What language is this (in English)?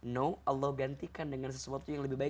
Indonesian